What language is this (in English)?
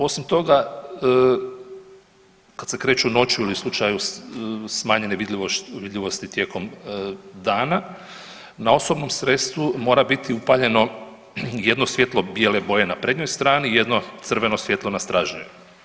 Croatian